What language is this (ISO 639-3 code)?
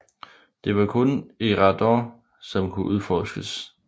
dan